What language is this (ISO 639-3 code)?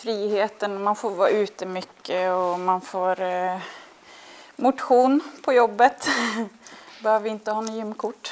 swe